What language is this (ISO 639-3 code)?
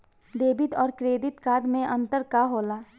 bho